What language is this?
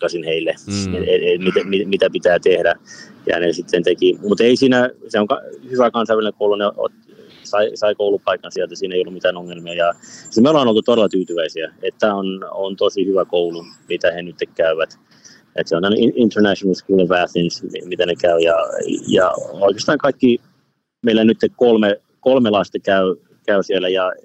Finnish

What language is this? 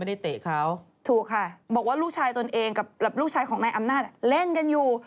Thai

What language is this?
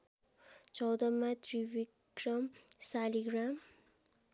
Nepali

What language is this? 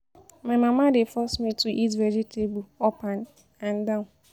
Nigerian Pidgin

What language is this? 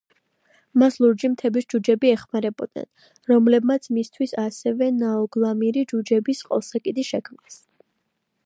Georgian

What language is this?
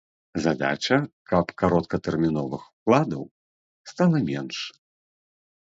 Belarusian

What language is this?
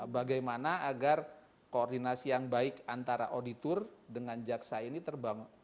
Indonesian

